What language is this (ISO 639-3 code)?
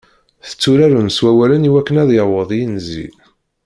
kab